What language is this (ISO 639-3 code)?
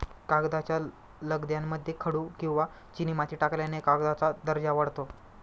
mar